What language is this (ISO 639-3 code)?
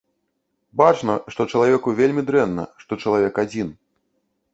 bel